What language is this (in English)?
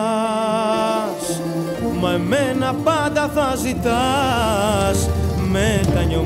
Greek